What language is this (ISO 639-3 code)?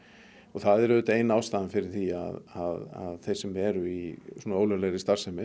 isl